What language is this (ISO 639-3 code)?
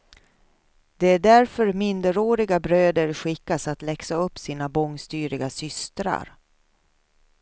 swe